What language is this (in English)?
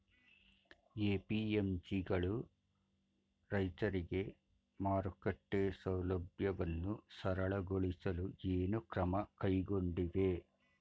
Kannada